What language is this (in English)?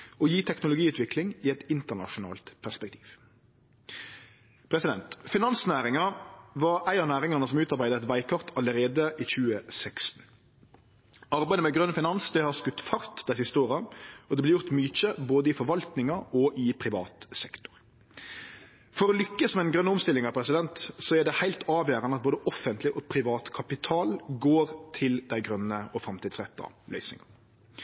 Norwegian Nynorsk